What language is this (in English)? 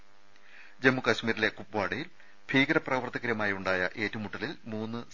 Malayalam